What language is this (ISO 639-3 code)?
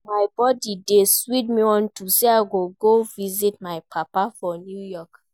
pcm